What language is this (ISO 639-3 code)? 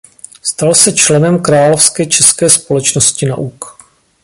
ces